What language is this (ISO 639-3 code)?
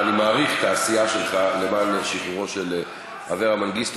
heb